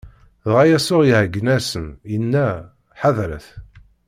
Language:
Kabyle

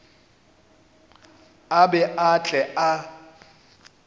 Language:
Northern Sotho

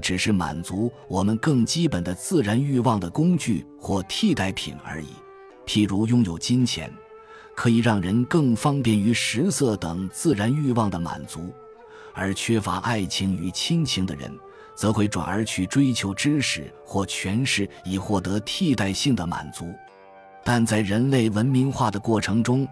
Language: Chinese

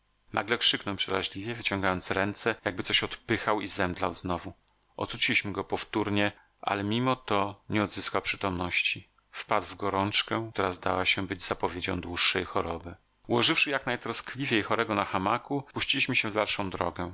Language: Polish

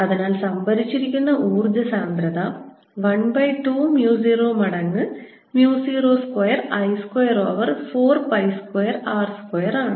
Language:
Malayalam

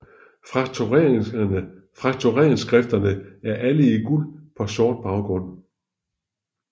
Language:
Danish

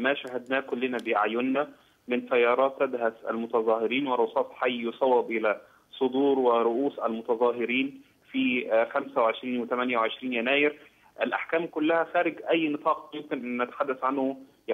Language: Arabic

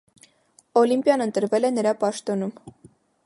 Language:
Armenian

